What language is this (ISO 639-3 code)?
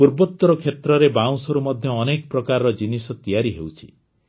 ori